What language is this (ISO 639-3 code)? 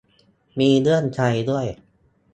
tha